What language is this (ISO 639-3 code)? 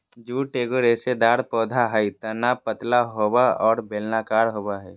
mag